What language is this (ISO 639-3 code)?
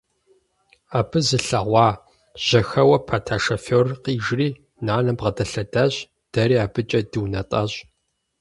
kbd